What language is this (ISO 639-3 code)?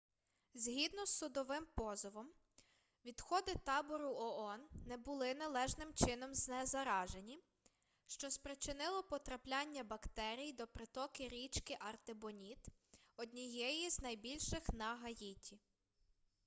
ukr